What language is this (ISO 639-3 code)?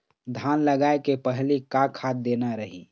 hne